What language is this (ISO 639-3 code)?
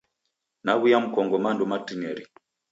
dav